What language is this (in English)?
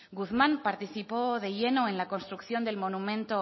Spanish